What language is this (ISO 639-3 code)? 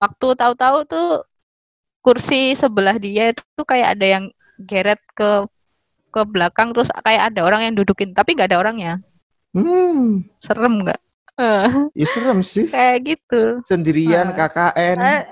ind